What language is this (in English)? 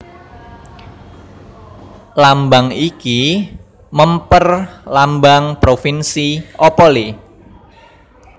Javanese